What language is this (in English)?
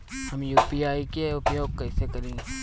Bhojpuri